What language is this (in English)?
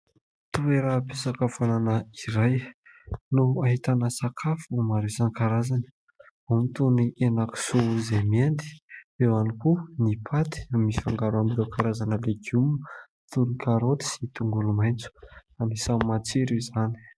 Malagasy